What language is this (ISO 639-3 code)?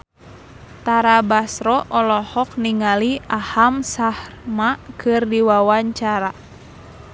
sun